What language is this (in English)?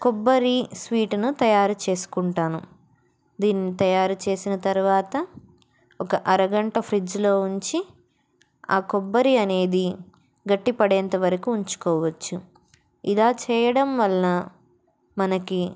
Telugu